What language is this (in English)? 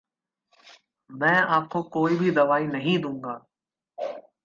Hindi